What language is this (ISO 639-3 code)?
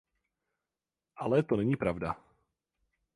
ces